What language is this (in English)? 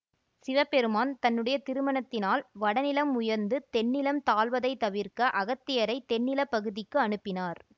Tamil